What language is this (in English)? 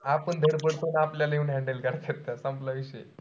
Marathi